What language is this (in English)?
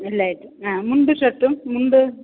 Malayalam